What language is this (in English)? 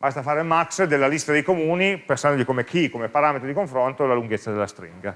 Italian